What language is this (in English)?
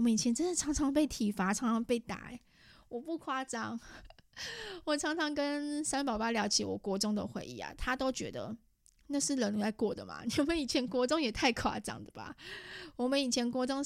Chinese